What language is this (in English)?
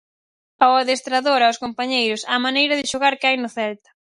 Galician